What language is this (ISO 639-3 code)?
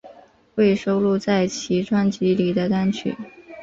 zho